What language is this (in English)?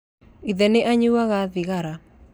Kikuyu